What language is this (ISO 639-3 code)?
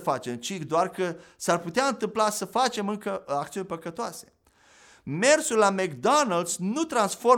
ron